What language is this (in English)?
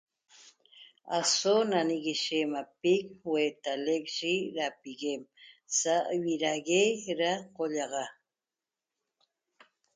Toba